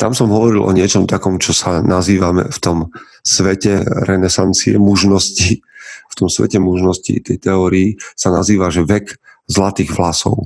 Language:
Slovak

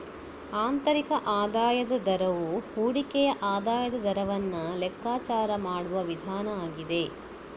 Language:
Kannada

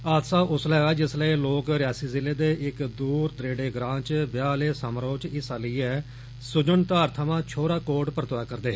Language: Dogri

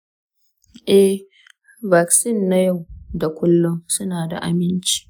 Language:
Hausa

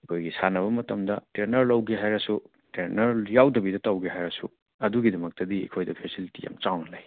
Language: Manipuri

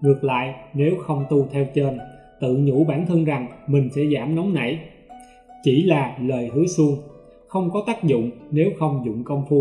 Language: Vietnamese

